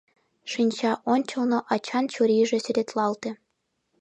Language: Mari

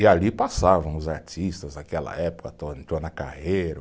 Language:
Portuguese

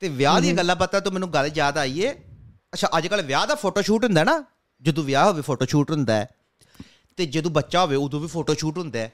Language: Punjabi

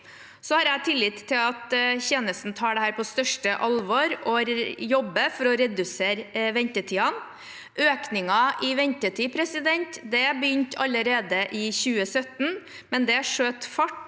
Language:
Norwegian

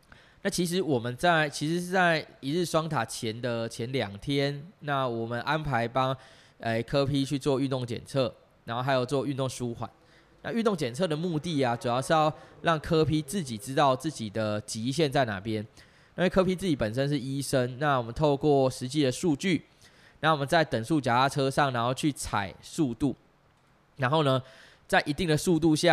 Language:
Chinese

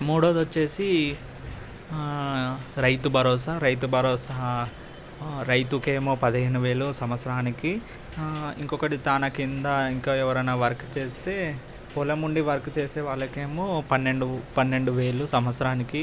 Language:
Telugu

